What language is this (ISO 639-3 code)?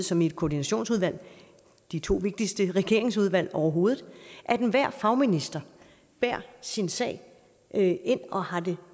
dan